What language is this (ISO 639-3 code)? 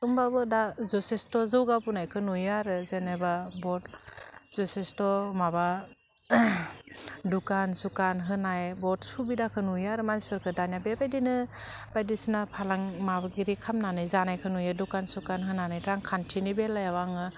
brx